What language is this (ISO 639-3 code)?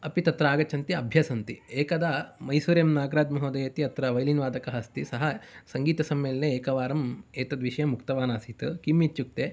san